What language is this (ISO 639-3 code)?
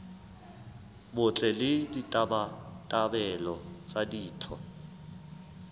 sot